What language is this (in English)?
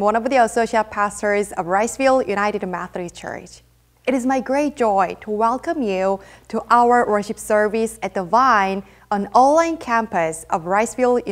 English